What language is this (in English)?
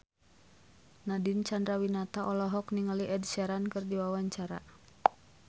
Sundanese